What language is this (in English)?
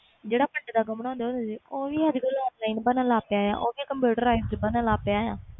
Punjabi